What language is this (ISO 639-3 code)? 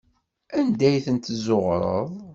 kab